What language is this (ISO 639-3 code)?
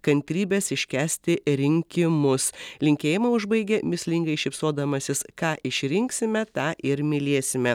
lit